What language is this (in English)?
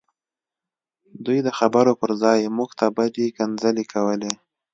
Pashto